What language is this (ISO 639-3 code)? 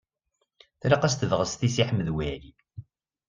kab